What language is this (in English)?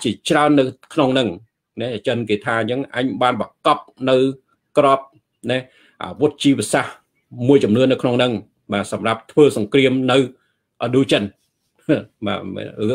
Vietnamese